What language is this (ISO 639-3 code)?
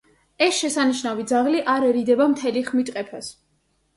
kat